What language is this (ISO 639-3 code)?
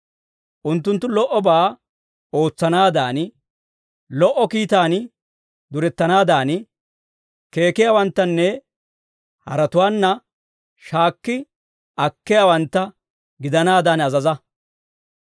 dwr